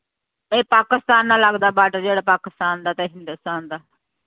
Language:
Punjabi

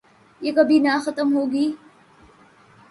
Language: Urdu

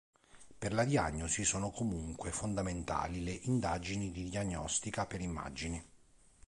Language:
Italian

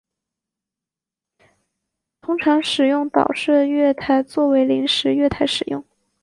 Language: Chinese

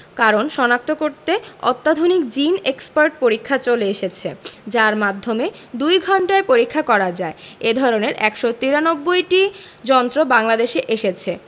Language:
Bangla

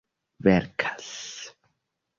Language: Esperanto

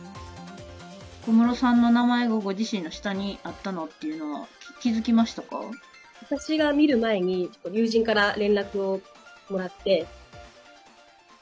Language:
Japanese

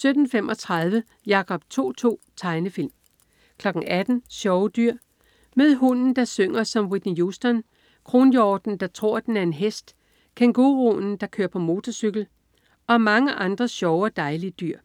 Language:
Danish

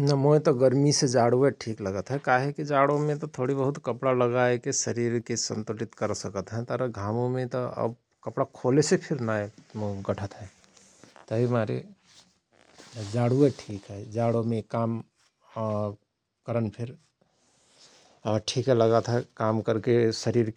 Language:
Rana Tharu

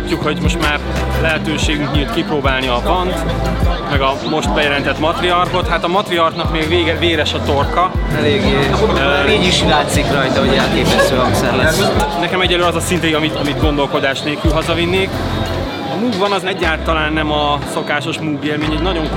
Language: Hungarian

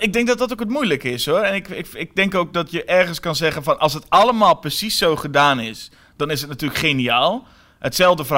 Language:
Dutch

